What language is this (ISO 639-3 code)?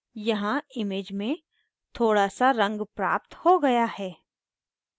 hin